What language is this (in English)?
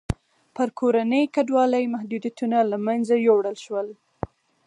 Pashto